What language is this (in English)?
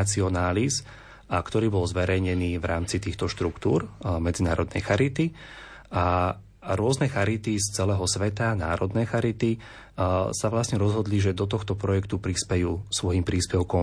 Slovak